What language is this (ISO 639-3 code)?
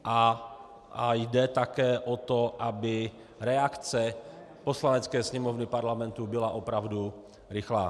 ces